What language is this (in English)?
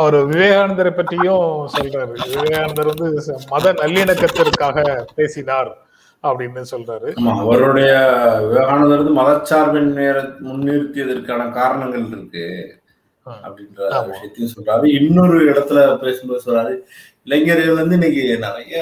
Tamil